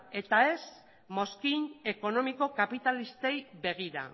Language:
Basque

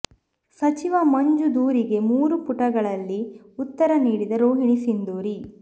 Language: Kannada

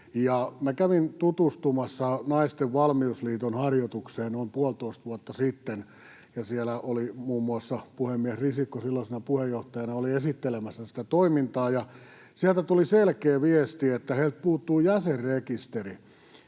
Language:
Finnish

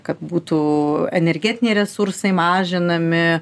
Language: Lithuanian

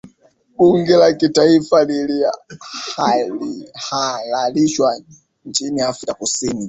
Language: Swahili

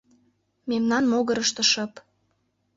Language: Mari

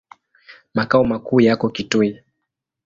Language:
Swahili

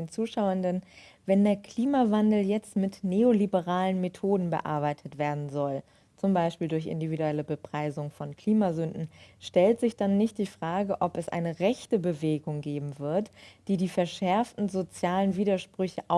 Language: German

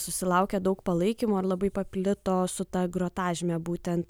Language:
Lithuanian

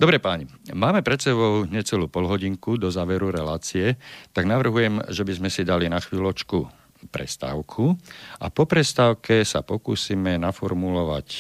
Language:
Slovak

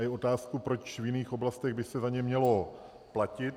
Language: Czech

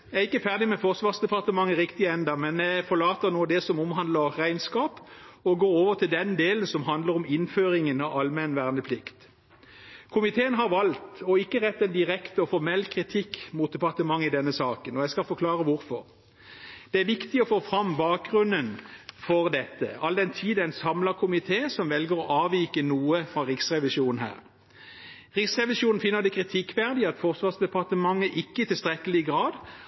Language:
Norwegian Bokmål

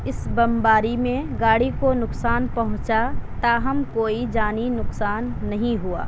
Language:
Urdu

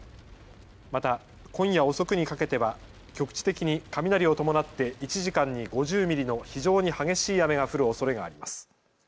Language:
Japanese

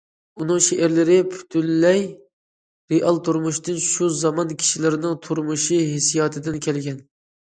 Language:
Uyghur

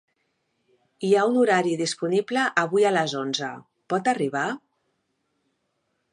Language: Catalan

